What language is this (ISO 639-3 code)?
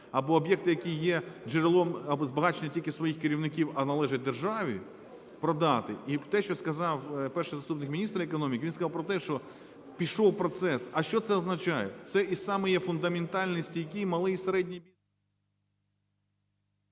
ukr